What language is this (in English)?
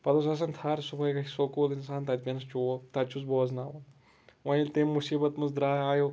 Kashmiri